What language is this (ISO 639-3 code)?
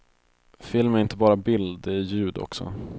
swe